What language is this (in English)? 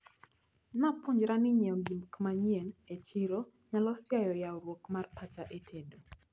Luo (Kenya and Tanzania)